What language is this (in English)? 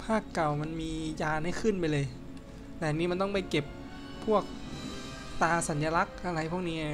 Thai